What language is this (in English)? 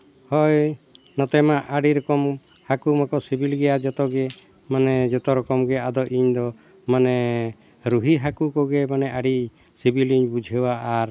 Santali